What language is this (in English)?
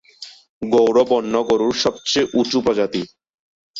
Bangla